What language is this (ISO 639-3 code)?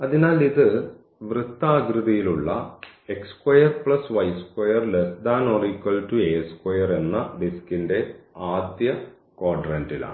mal